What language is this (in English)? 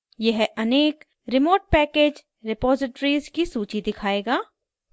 Hindi